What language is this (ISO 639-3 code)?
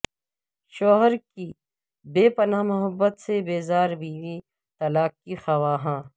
urd